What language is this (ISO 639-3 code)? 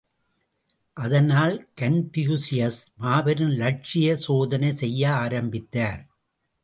tam